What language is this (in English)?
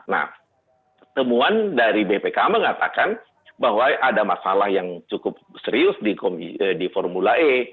Indonesian